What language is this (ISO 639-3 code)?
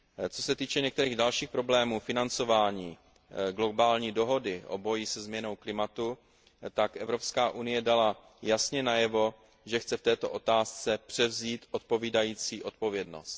ces